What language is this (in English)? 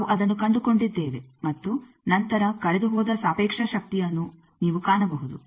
Kannada